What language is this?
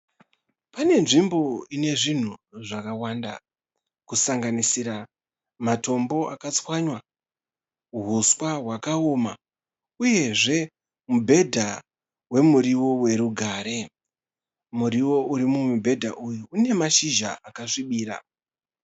Shona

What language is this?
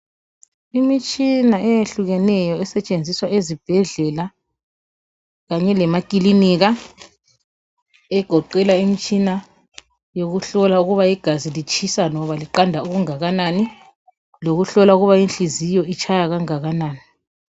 North Ndebele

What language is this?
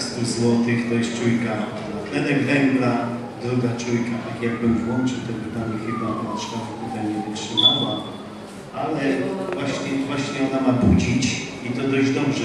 Polish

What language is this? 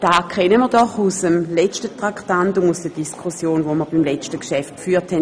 Swiss German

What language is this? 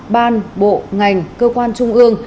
Vietnamese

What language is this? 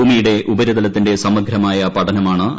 Malayalam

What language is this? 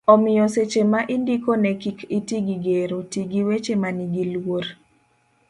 Luo (Kenya and Tanzania)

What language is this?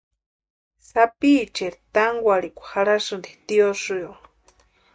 Western Highland Purepecha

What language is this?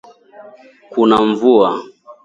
Swahili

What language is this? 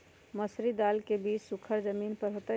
Magahi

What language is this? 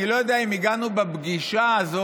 Hebrew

